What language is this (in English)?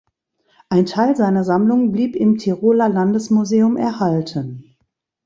German